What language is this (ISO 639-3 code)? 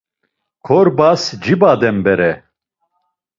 lzz